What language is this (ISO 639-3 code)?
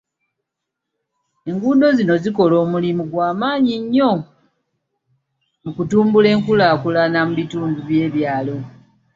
lug